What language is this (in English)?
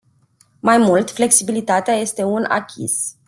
Romanian